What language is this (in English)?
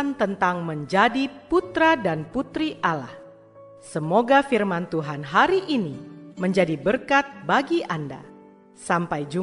Indonesian